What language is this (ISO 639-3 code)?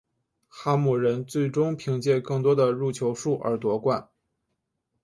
zho